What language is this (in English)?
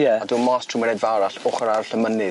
Welsh